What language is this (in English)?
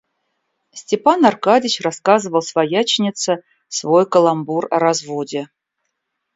Russian